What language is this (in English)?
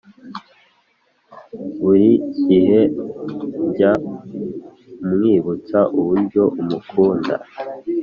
Kinyarwanda